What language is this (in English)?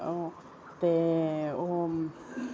Dogri